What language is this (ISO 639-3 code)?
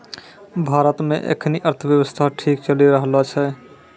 mai